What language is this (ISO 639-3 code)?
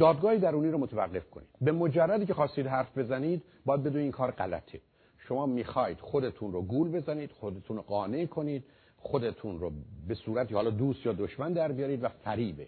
fas